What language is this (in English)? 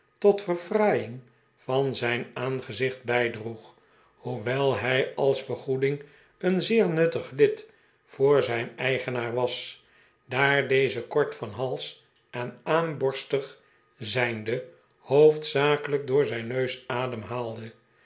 Dutch